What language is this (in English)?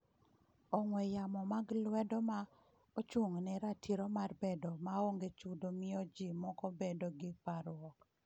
Luo (Kenya and Tanzania)